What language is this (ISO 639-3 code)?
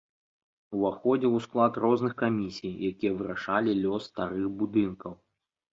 bel